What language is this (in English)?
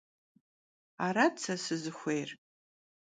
Kabardian